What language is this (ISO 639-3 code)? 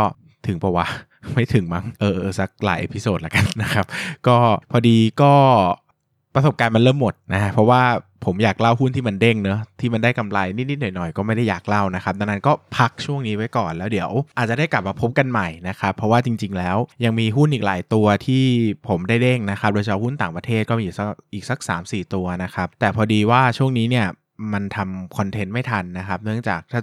tha